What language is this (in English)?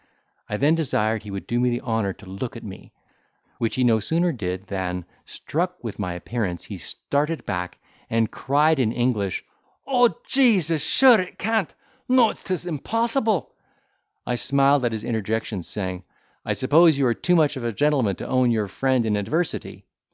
English